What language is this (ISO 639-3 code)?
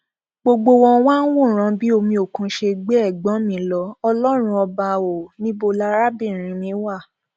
yor